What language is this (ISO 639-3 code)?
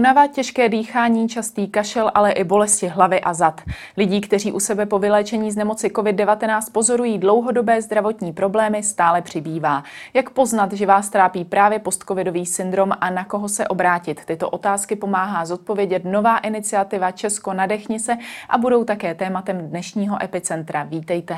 ces